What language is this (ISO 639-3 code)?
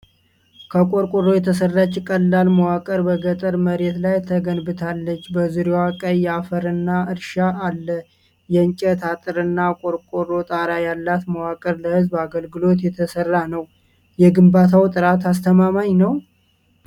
amh